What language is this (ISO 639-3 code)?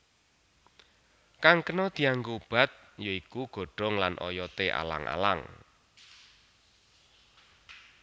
jav